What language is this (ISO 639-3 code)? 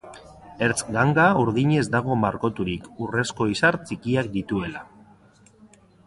eus